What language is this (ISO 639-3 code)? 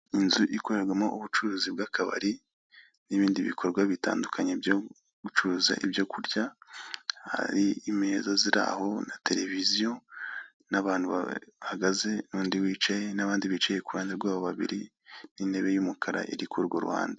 kin